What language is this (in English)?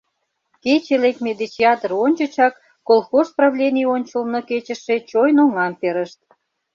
Mari